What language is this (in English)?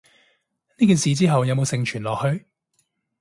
Cantonese